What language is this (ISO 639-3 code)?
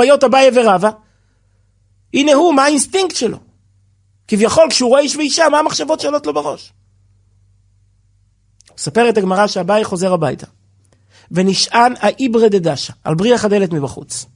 heb